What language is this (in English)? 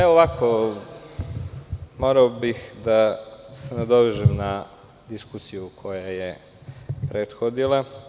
Serbian